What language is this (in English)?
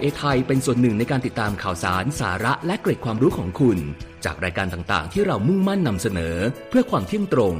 Thai